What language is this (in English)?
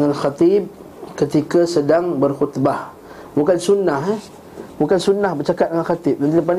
Malay